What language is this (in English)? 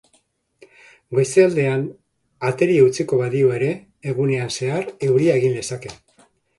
Basque